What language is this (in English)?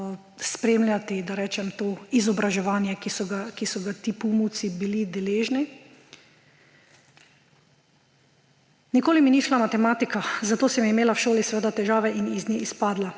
Slovenian